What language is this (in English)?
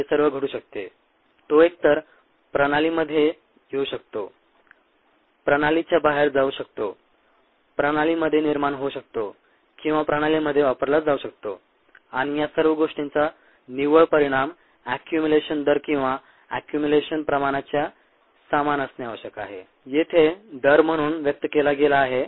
Marathi